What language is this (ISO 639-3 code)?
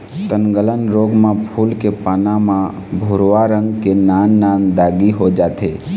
hne